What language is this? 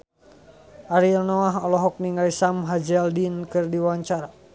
Sundanese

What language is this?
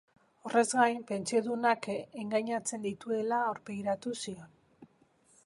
Basque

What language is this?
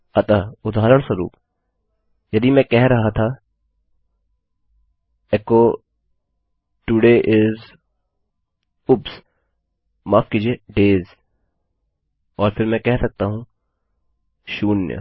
Hindi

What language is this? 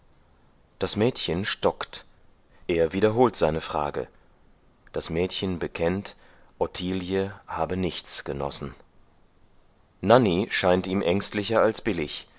German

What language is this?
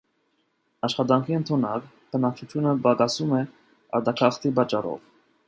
Armenian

